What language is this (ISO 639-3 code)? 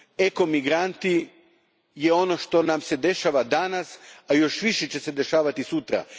hrv